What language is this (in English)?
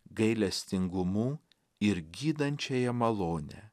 Lithuanian